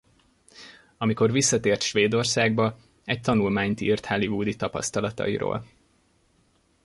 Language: Hungarian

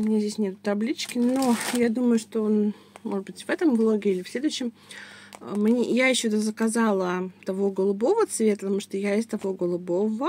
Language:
Russian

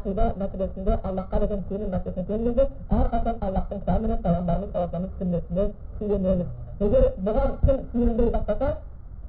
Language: Bulgarian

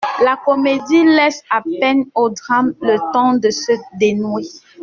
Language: French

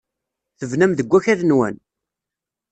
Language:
Kabyle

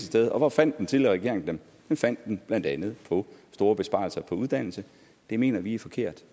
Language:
Danish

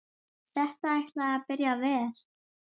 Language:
Icelandic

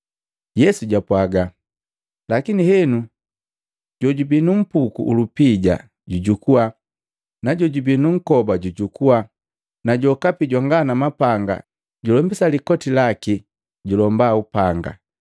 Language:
Matengo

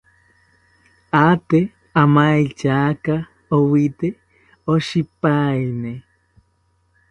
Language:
South Ucayali Ashéninka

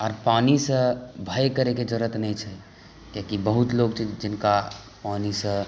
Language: Maithili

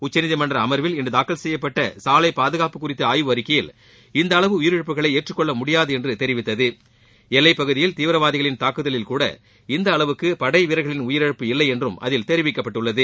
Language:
Tamil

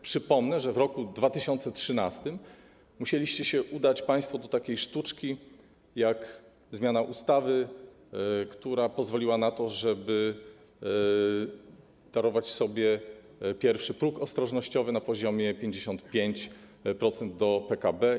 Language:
Polish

